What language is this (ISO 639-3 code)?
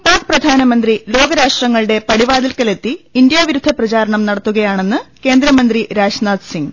mal